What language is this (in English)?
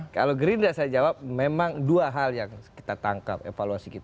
Indonesian